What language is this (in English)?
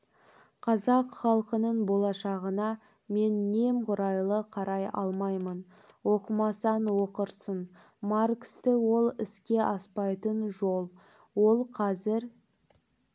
Kazakh